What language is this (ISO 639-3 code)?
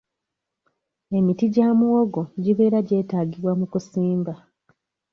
lug